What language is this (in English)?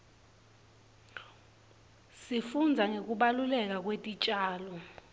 Swati